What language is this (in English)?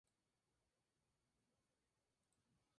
Spanish